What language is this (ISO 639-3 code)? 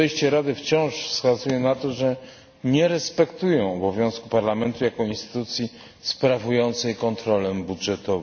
pol